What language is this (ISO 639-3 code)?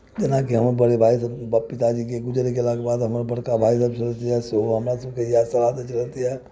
mai